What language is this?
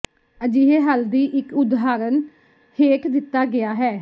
Punjabi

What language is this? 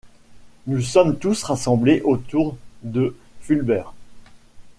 French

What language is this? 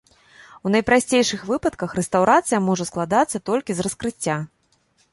Belarusian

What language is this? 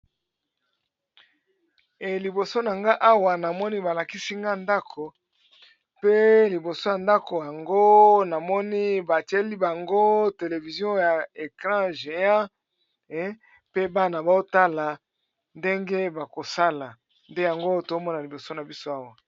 Lingala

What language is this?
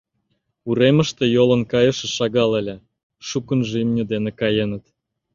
Mari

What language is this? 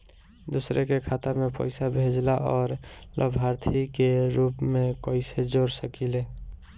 Bhojpuri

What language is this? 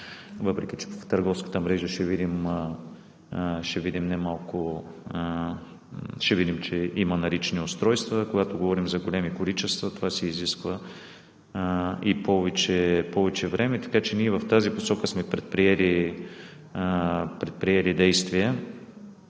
Bulgarian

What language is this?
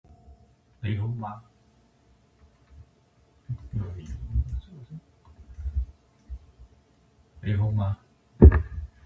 Cantonese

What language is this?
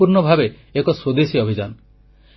Odia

